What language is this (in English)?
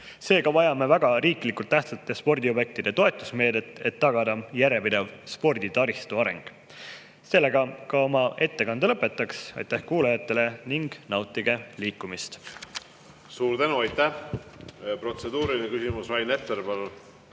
Estonian